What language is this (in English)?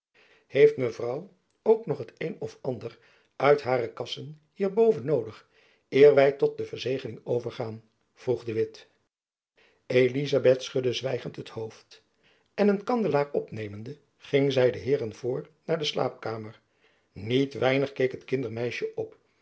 Dutch